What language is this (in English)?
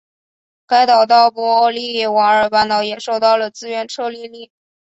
Chinese